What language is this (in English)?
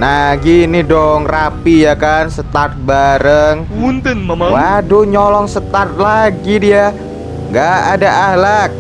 Indonesian